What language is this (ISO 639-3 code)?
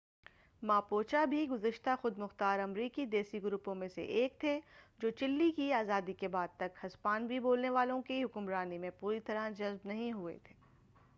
urd